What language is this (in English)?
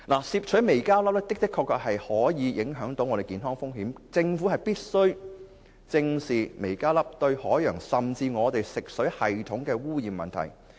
Cantonese